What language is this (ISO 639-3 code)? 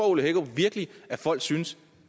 dan